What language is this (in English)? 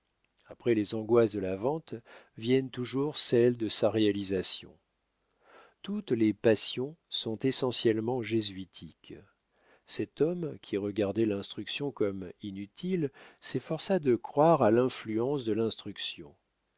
French